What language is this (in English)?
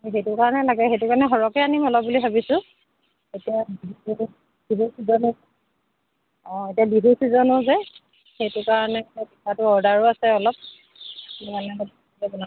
Assamese